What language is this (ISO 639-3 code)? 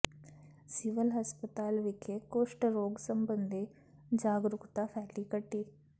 pan